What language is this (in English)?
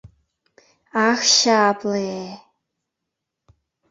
Mari